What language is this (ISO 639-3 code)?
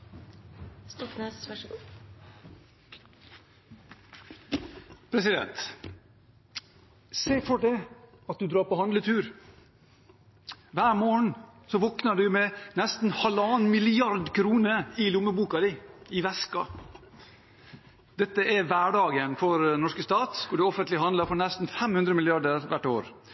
nob